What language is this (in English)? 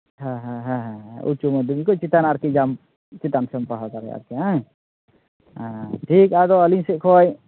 Santali